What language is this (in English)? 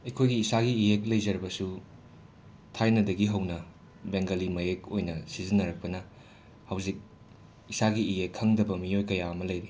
Manipuri